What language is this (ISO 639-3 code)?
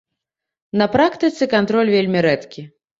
bel